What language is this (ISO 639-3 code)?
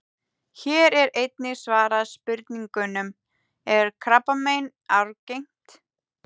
isl